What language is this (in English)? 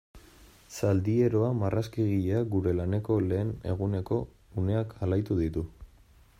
Basque